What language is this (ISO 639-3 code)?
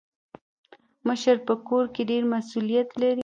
pus